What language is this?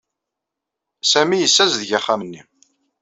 Kabyle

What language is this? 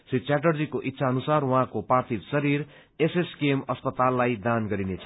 Nepali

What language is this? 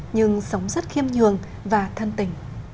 Vietnamese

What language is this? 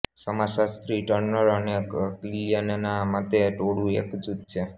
Gujarati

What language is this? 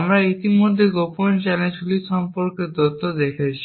Bangla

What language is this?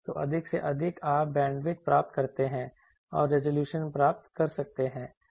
Hindi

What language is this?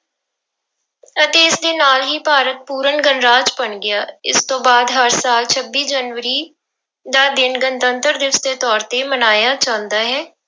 Punjabi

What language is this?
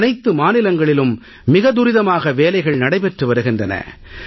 Tamil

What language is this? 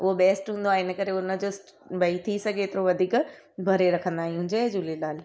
Sindhi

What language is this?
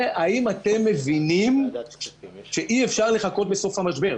Hebrew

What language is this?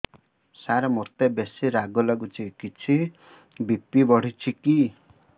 Odia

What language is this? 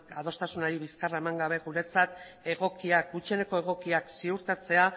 Basque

